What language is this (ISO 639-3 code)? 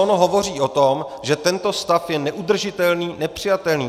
ces